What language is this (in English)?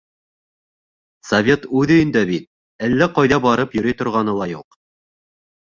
Bashkir